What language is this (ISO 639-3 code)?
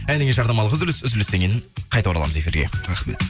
kaz